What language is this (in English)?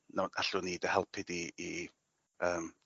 Welsh